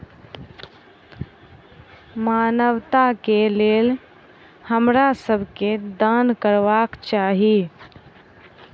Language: Maithili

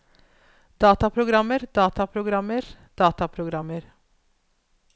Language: Norwegian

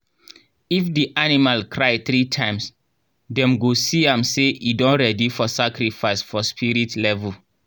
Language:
Nigerian Pidgin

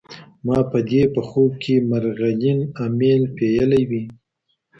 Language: Pashto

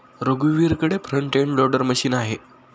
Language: Marathi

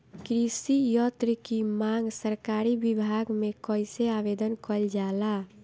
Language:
Bhojpuri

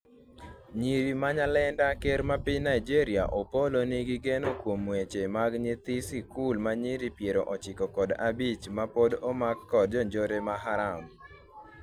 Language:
Luo (Kenya and Tanzania)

